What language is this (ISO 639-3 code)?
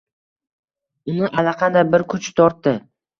uzb